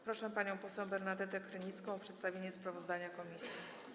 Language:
Polish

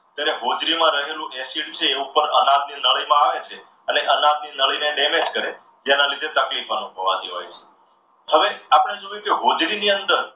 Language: Gujarati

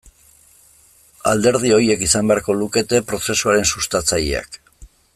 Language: Basque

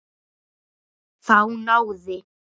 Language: Icelandic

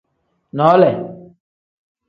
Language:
Tem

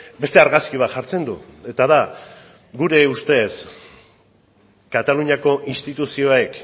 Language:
Basque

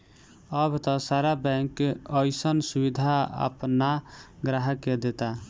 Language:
Bhojpuri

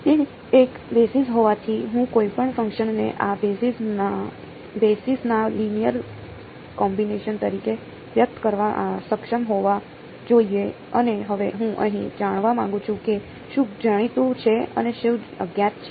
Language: Gujarati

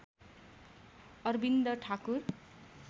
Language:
Nepali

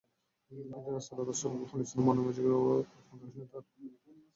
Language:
Bangla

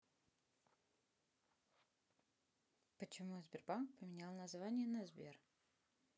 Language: Russian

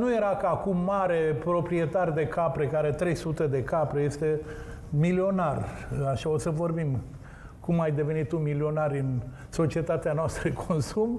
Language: Romanian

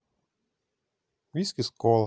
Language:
Russian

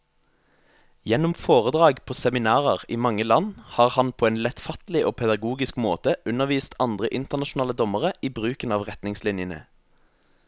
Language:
Norwegian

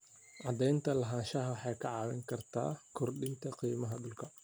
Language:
Somali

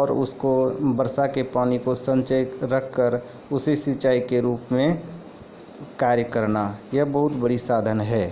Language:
Maithili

